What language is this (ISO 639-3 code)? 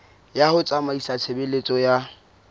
sot